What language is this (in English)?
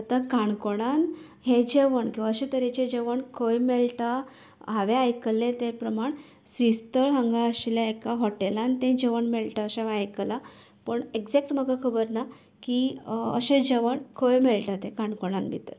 Konkani